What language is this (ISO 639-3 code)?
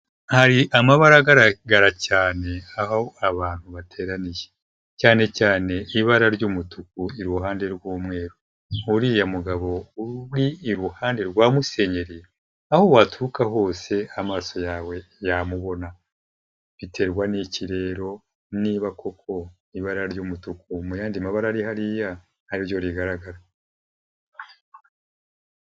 kin